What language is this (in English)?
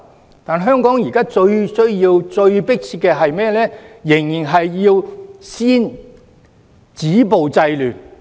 Cantonese